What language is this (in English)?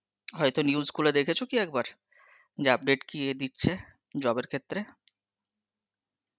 Bangla